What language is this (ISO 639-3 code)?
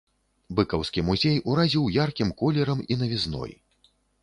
bel